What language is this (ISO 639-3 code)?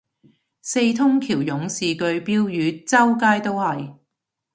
yue